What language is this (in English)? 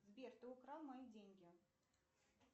Russian